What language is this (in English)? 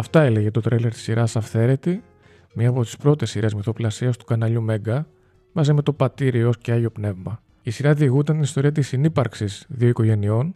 Greek